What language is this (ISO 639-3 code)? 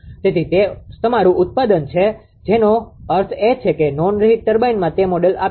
guj